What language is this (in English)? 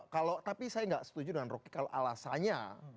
Indonesian